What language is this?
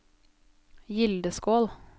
Norwegian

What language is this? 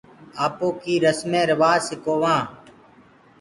Gurgula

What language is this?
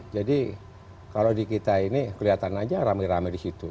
Indonesian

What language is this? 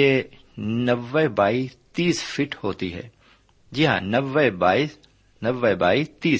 Urdu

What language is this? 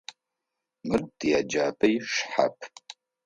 Adyghe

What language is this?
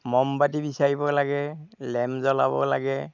Assamese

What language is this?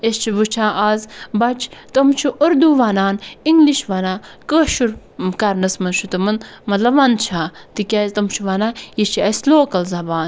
Kashmiri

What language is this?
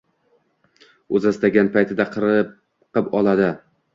Uzbek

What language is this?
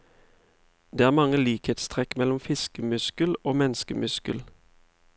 Norwegian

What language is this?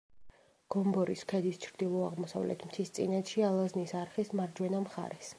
Georgian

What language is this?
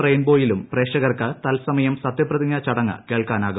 Malayalam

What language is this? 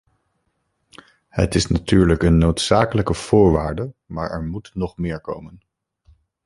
Dutch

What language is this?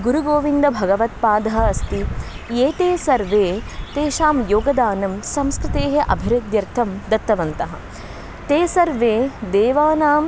Sanskrit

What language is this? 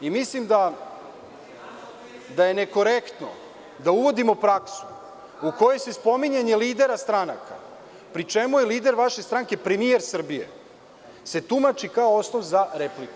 Serbian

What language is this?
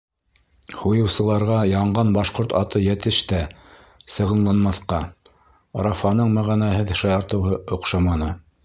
Bashkir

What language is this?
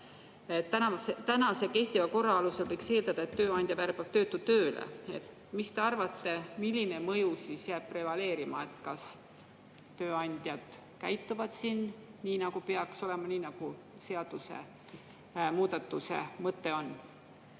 Estonian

